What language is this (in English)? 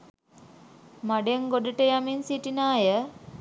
Sinhala